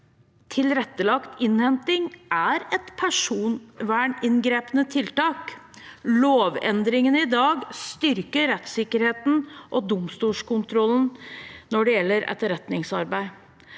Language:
Norwegian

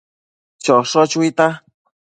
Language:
Matsés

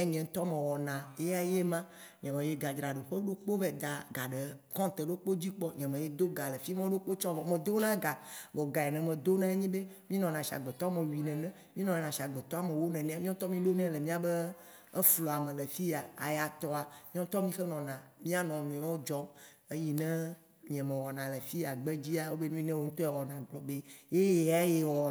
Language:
Waci Gbe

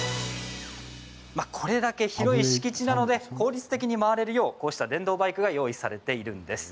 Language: Japanese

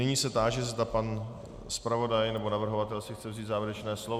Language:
Czech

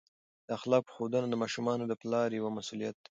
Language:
Pashto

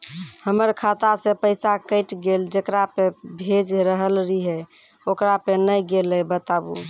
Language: Maithili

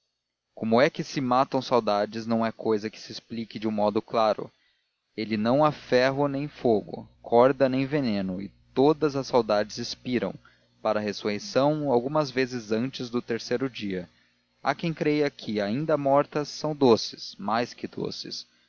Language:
Portuguese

